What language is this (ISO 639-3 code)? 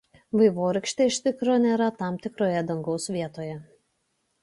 lit